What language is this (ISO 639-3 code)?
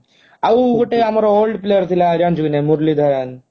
ori